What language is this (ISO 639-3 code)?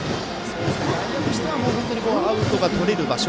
jpn